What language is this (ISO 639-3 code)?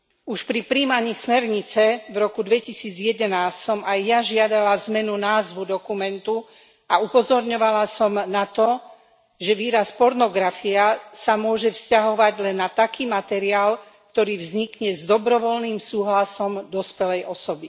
slk